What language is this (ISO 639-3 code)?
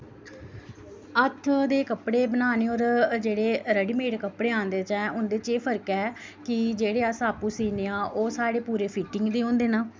doi